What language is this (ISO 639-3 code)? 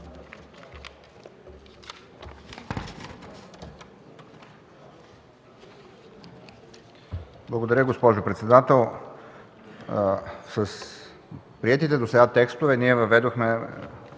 bul